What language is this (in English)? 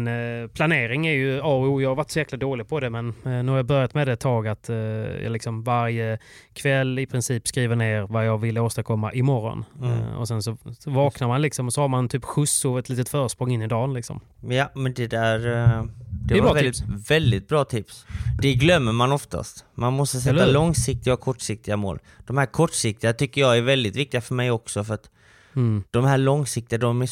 Swedish